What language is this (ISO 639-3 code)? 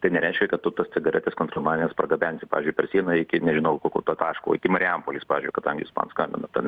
lit